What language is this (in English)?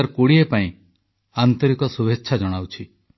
Odia